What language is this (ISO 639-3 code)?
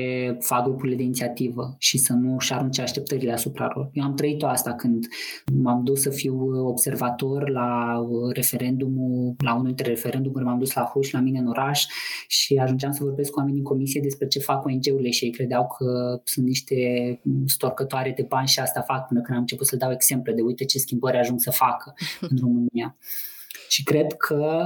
ron